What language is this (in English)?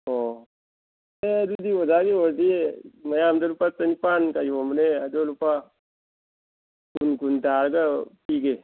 Manipuri